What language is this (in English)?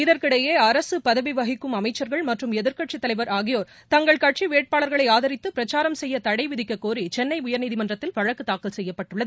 Tamil